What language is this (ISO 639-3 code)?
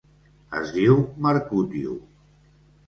cat